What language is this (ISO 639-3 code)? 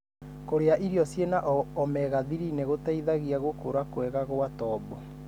kik